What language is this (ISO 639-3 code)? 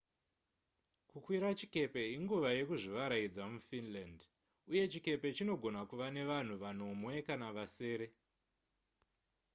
sna